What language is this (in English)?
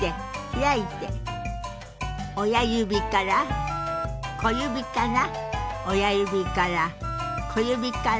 Japanese